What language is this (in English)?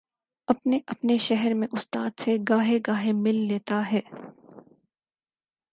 Urdu